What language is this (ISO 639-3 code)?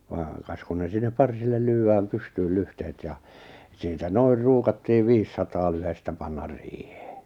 fin